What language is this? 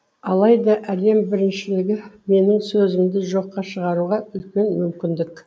Kazakh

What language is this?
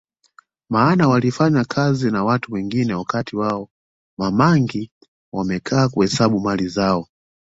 Swahili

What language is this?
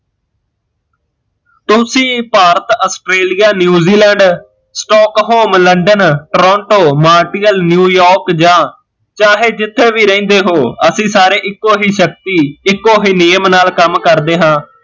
Punjabi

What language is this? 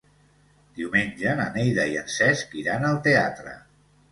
Catalan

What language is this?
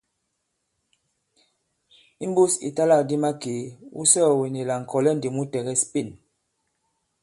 Bankon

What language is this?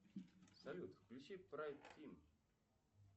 Russian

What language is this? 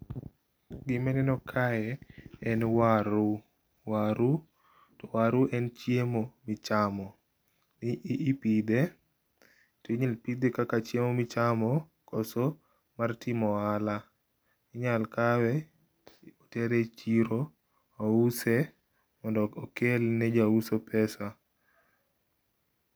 Luo (Kenya and Tanzania)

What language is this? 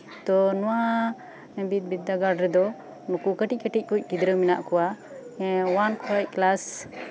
Santali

